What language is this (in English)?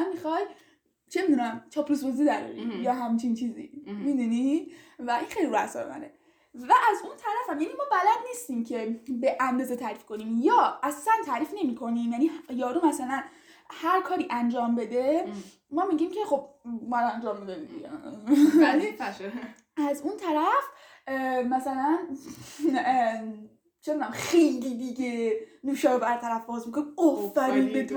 Persian